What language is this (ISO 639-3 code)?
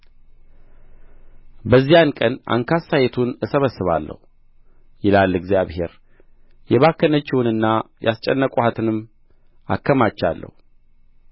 amh